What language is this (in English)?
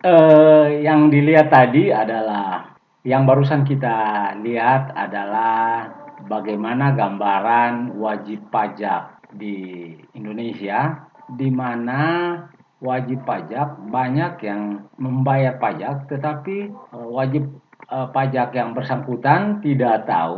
Indonesian